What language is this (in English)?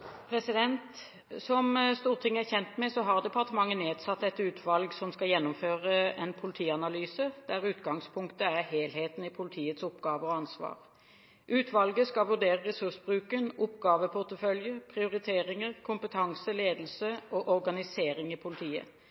Norwegian